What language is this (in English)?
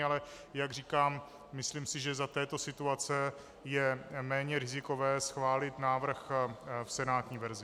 Czech